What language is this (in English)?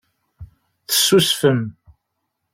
Kabyle